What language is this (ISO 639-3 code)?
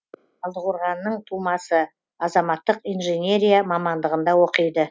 kaz